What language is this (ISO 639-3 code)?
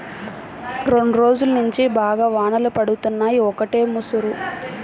tel